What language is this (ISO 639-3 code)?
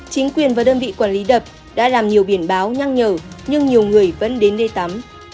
vie